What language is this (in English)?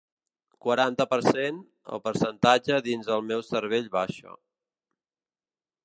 Catalan